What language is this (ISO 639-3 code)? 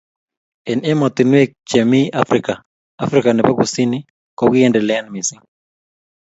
kln